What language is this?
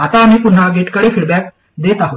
Marathi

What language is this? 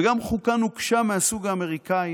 Hebrew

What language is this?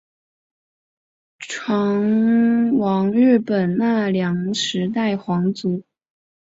Chinese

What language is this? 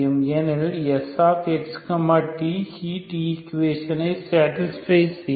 Tamil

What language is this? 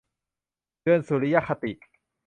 Thai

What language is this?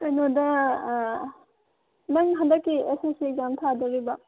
Manipuri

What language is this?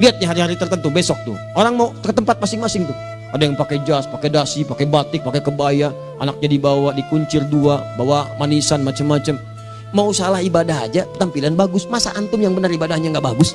Indonesian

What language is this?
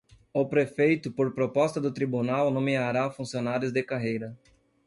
Portuguese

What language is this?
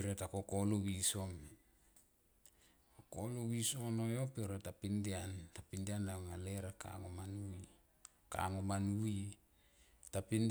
Tomoip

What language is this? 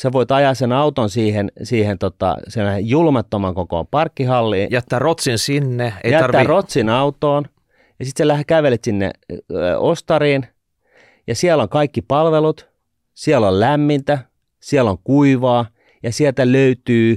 Finnish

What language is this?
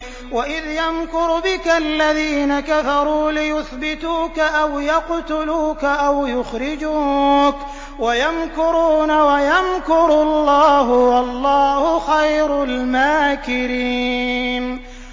Arabic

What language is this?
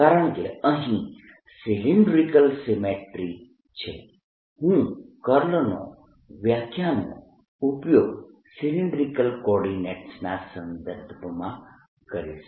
Gujarati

